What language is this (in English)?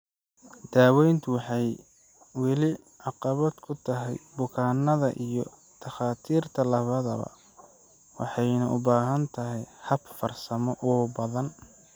Somali